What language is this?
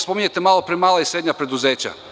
Serbian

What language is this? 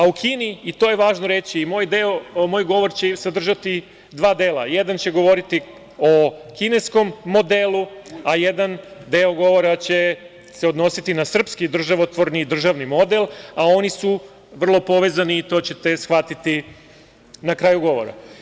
Serbian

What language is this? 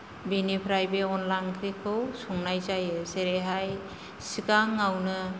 Bodo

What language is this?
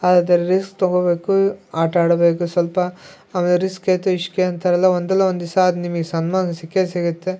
Kannada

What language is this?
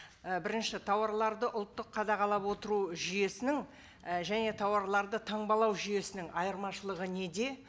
Kazakh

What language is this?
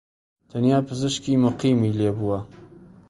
Central Kurdish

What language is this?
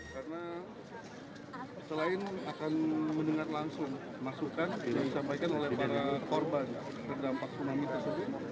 Indonesian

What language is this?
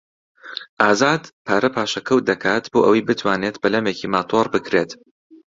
Central Kurdish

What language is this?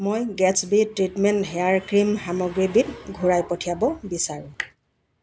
Assamese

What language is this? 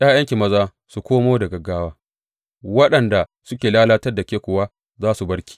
Hausa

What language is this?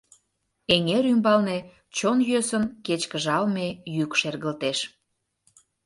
Mari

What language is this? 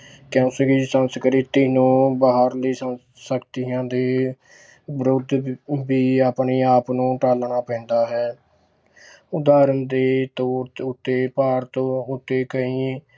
Punjabi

